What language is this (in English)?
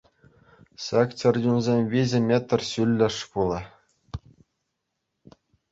Chuvash